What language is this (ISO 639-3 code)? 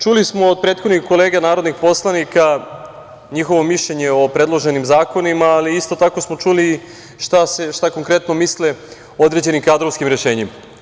srp